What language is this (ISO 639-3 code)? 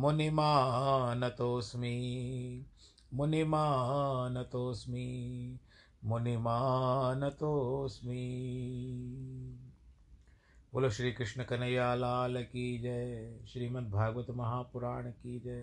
hin